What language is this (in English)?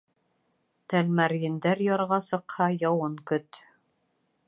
Bashkir